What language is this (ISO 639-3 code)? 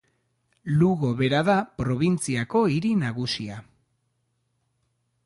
eus